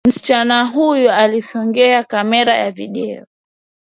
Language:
Swahili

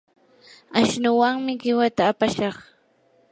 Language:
Yanahuanca Pasco Quechua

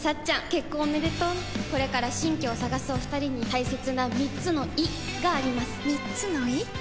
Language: Japanese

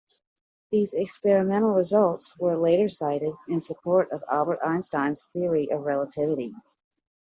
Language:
English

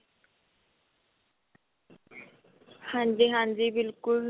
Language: Punjabi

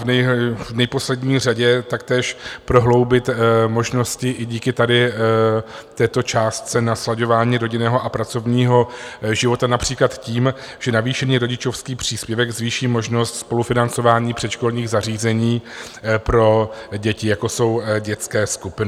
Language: Czech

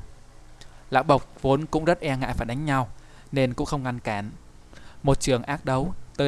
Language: Vietnamese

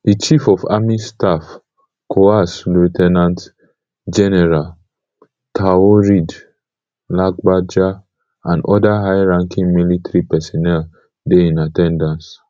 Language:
Nigerian Pidgin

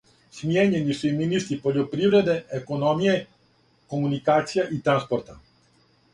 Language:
Serbian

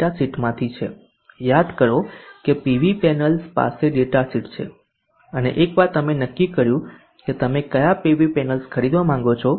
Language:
Gujarati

